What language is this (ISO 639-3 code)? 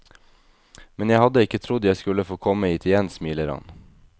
nor